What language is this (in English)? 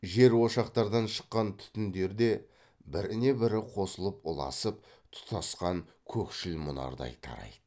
Kazakh